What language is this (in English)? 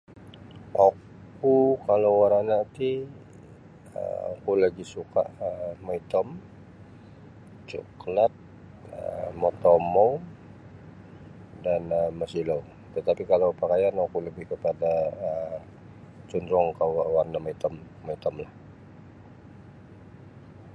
Sabah Bisaya